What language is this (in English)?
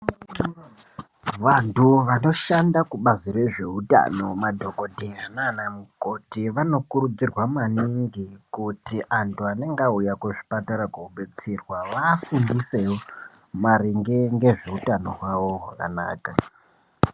Ndau